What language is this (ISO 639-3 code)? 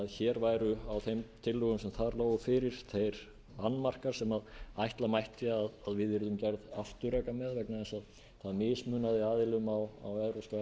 isl